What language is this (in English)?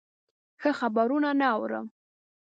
Pashto